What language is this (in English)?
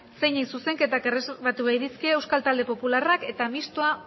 Basque